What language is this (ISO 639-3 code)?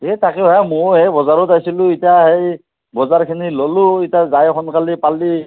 asm